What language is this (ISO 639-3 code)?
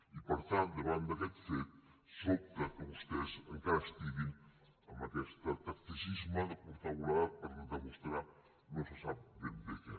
cat